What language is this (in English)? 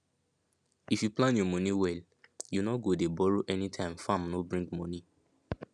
Nigerian Pidgin